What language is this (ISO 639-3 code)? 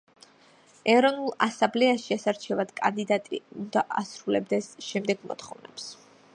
kat